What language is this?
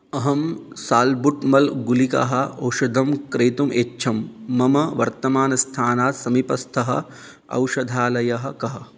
Sanskrit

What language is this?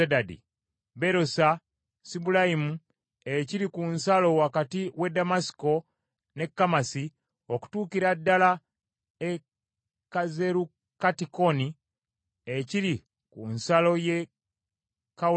Ganda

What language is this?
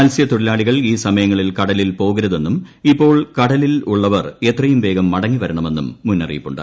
Malayalam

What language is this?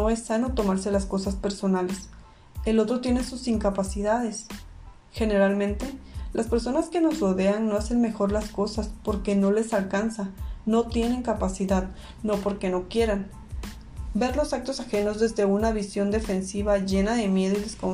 Spanish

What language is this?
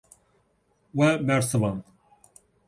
Kurdish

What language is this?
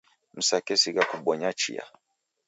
Taita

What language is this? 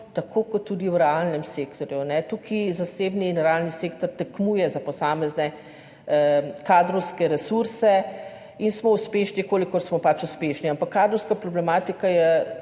Slovenian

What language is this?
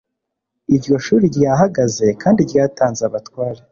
Kinyarwanda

